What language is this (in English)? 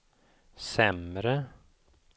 Swedish